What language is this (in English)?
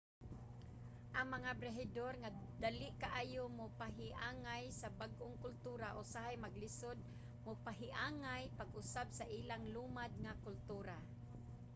Cebuano